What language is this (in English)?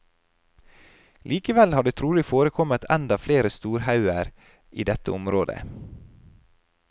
Norwegian